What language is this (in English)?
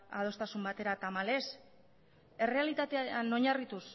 Basque